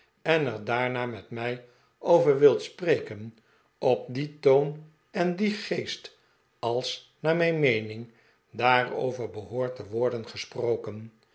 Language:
Dutch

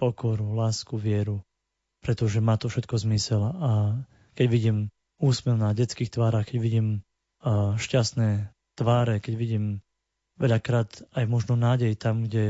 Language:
Slovak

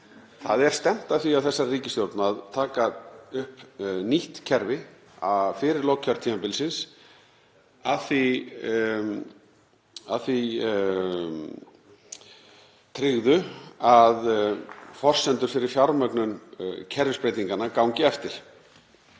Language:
Icelandic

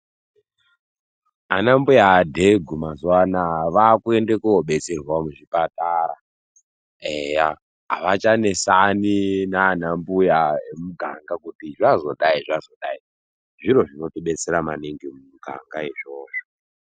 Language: Ndau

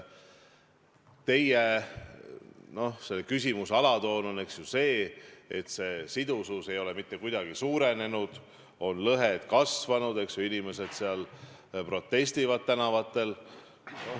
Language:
Estonian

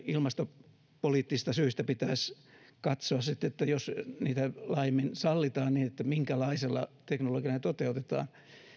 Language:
Finnish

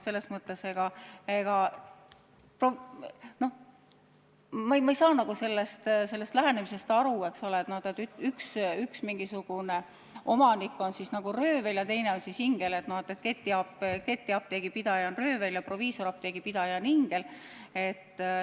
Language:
Estonian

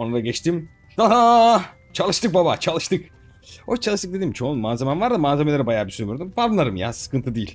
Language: Turkish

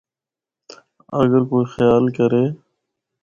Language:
Northern Hindko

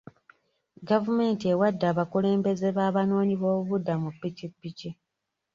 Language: Ganda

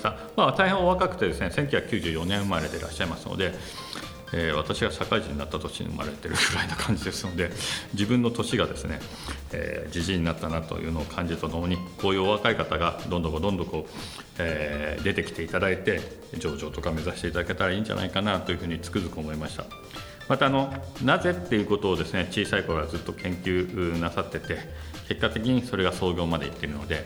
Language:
Japanese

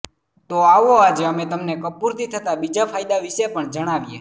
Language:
Gujarati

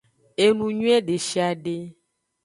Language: Aja (Benin)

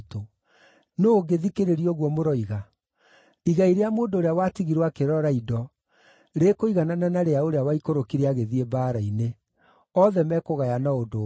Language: Kikuyu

